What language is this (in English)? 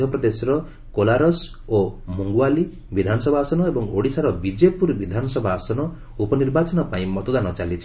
Odia